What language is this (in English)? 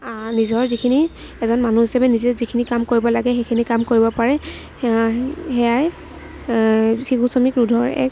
Assamese